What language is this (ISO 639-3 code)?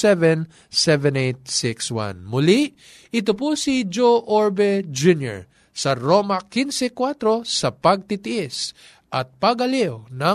fil